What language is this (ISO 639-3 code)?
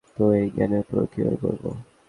ben